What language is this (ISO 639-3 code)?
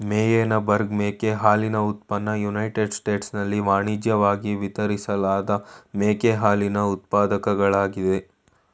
kan